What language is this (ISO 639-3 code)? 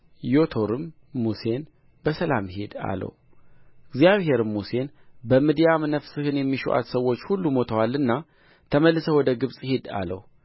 amh